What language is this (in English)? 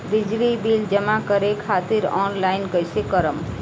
Bhojpuri